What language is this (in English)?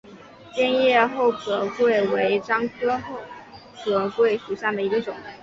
Chinese